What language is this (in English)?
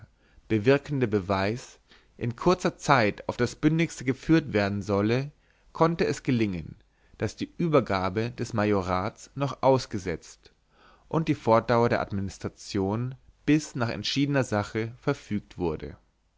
German